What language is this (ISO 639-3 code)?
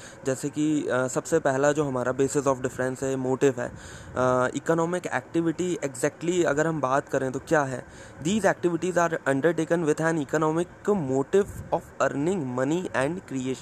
hin